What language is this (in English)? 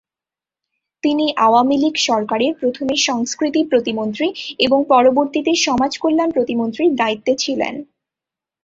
Bangla